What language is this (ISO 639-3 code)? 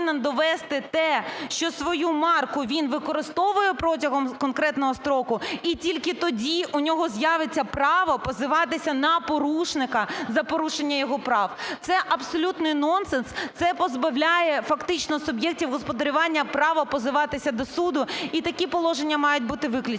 ukr